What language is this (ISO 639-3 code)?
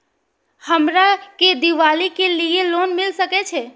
mai